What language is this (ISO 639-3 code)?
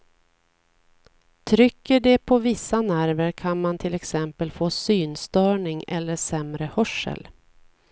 swe